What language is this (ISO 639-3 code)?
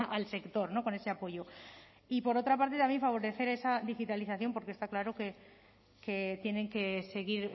spa